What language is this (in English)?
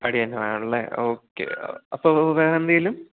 Malayalam